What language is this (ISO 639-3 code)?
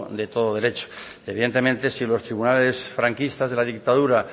spa